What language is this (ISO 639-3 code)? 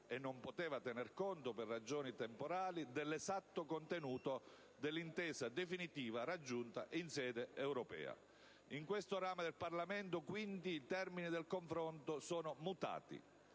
ita